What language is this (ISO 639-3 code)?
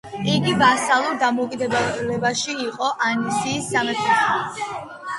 kat